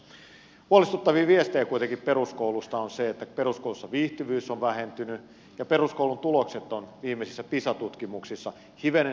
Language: Finnish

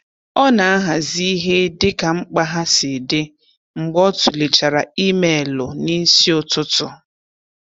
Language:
Igbo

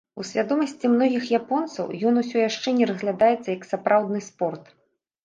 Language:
Belarusian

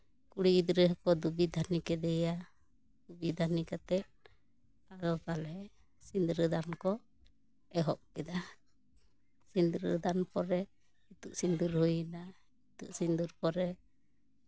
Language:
Santali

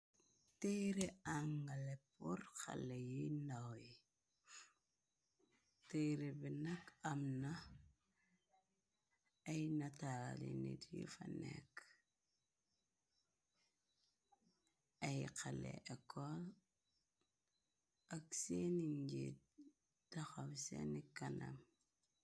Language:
Wolof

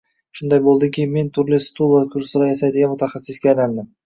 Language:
Uzbek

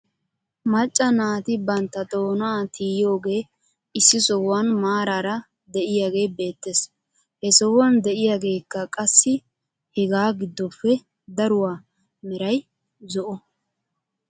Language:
Wolaytta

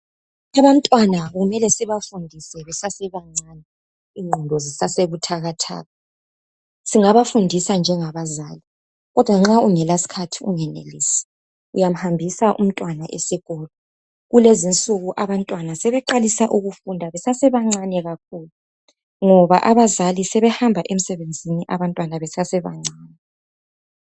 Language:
North Ndebele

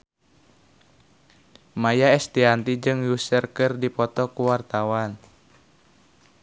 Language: Sundanese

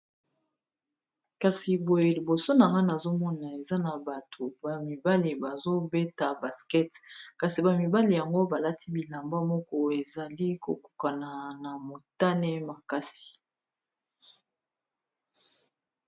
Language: Lingala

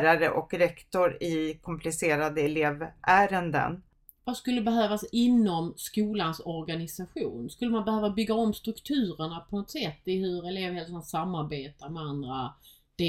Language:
Swedish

